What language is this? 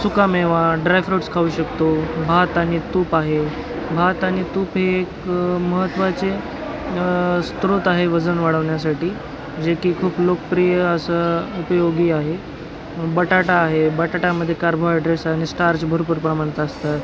Marathi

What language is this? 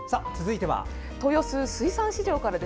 Japanese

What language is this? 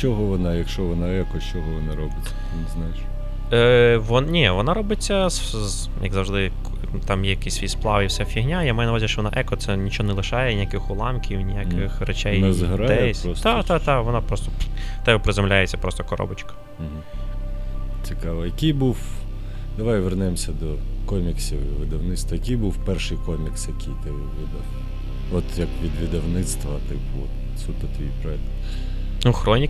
Ukrainian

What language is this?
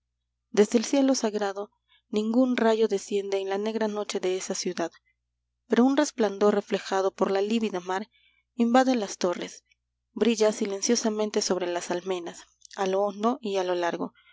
Spanish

